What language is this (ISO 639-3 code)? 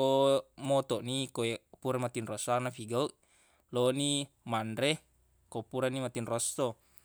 bug